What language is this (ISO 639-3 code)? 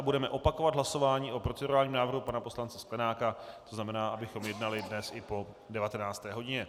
ces